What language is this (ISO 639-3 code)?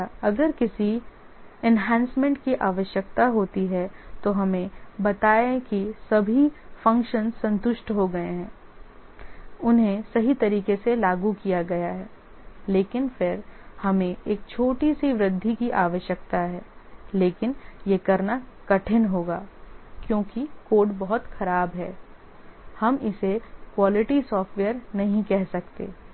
hin